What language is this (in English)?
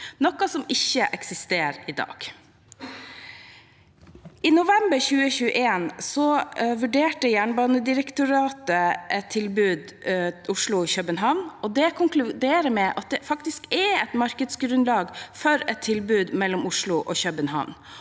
Norwegian